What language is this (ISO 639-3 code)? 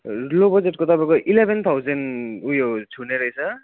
nep